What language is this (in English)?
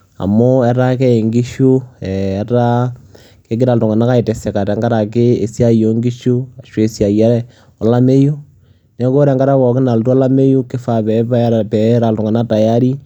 Masai